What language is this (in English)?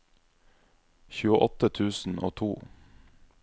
Norwegian